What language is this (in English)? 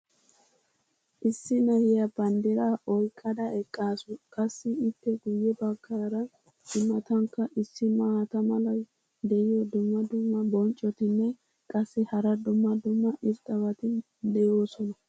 Wolaytta